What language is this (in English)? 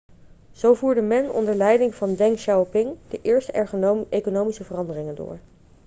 Dutch